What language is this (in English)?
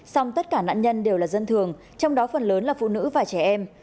Vietnamese